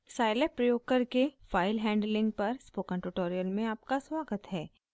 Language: Hindi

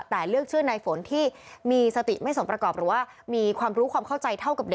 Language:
Thai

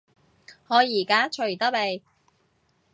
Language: Cantonese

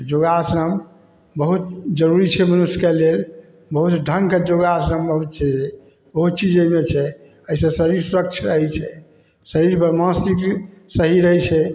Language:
Maithili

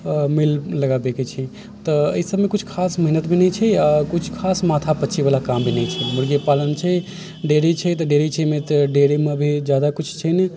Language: Maithili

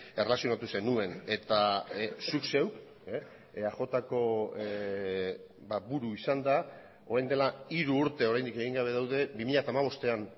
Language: Basque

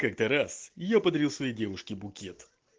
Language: Russian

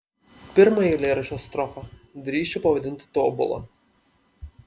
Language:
Lithuanian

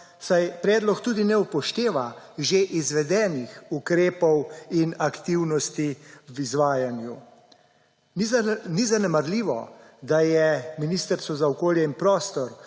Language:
Slovenian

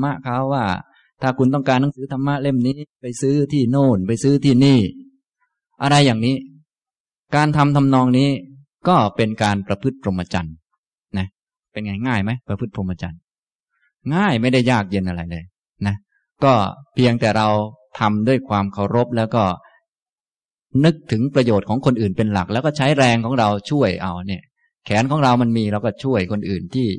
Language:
Thai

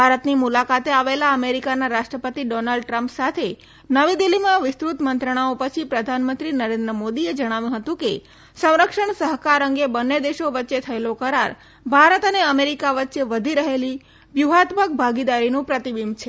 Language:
Gujarati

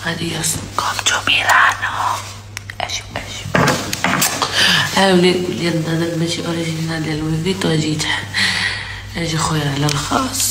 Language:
Arabic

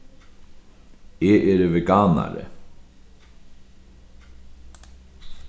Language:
Faroese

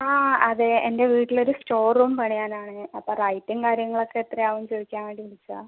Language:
Malayalam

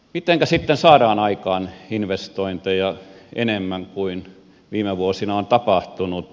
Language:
Finnish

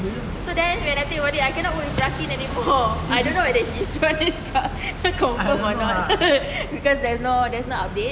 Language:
English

